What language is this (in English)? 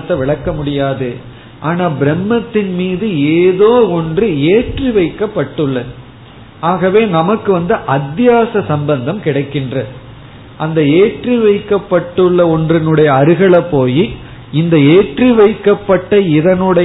Tamil